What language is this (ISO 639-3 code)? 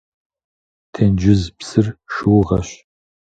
kbd